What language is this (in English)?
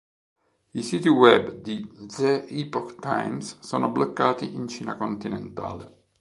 Italian